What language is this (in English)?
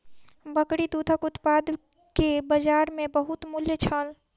Maithili